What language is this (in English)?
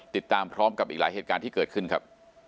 Thai